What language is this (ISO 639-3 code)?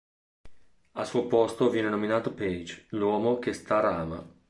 ita